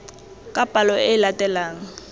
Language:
Tswana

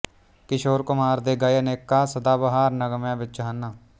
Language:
Punjabi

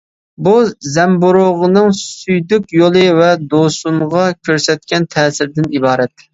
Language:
Uyghur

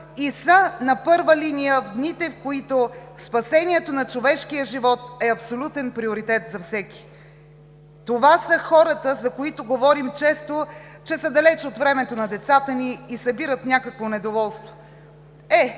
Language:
Bulgarian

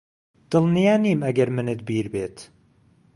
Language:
Central Kurdish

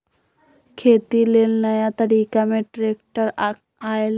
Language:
Magahi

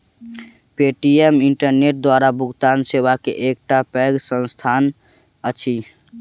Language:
Maithili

